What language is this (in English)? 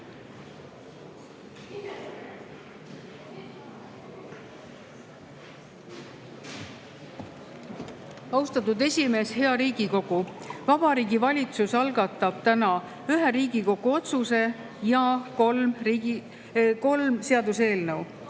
Estonian